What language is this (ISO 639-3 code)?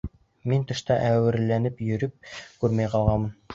bak